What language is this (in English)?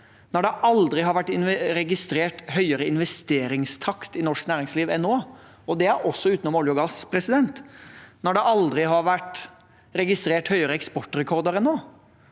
Norwegian